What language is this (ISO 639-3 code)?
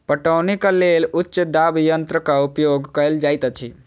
mai